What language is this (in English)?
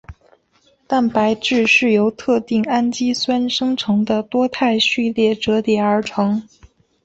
Chinese